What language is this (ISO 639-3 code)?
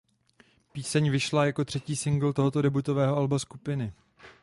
ces